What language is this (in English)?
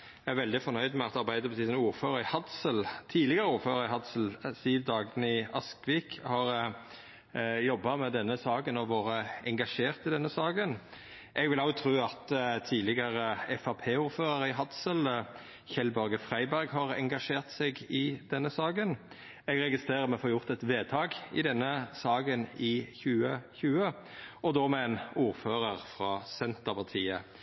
Norwegian Nynorsk